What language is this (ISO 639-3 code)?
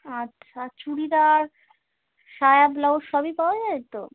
ben